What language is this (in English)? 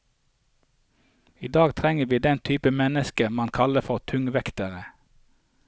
Norwegian